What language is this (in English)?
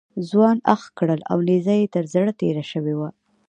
Pashto